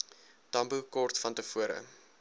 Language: Afrikaans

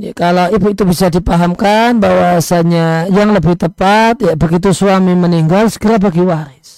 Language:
Indonesian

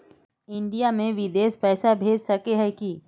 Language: Magahi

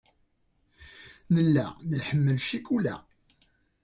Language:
Kabyle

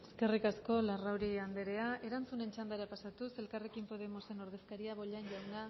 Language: Basque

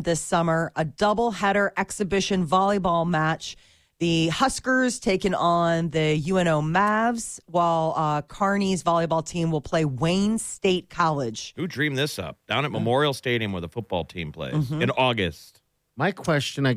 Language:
English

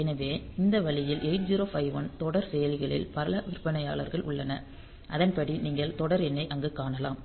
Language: Tamil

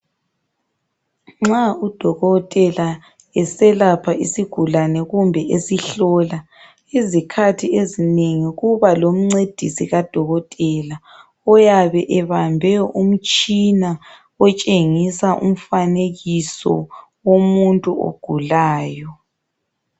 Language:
North Ndebele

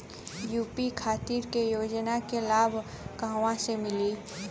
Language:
Bhojpuri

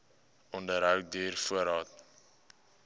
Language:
Afrikaans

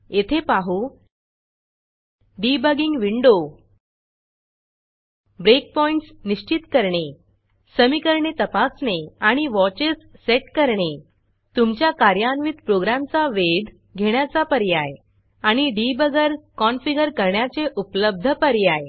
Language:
Marathi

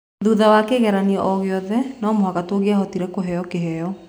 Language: Kikuyu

